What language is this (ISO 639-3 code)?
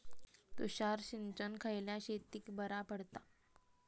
mar